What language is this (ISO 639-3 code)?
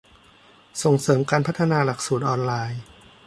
tha